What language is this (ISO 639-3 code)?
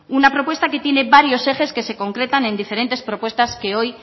spa